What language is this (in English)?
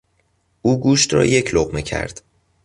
Persian